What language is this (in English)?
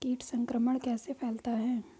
Hindi